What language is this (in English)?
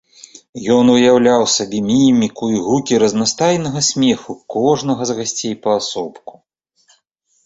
Belarusian